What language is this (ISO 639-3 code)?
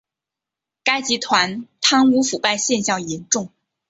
zho